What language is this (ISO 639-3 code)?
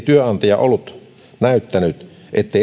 fin